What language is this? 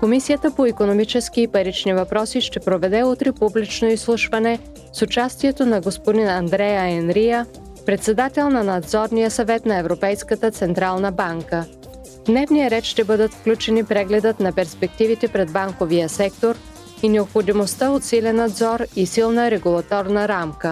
Bulgarian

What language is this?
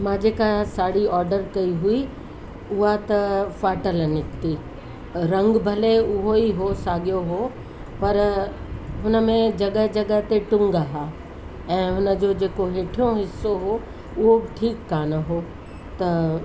Sindhi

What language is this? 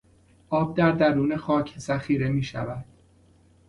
Persian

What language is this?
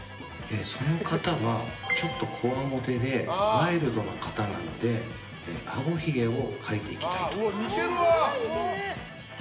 Japanese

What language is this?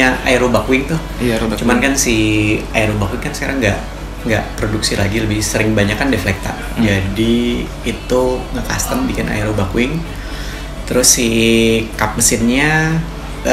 Indonesian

